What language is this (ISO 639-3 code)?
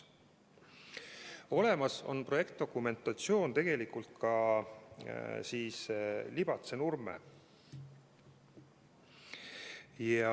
est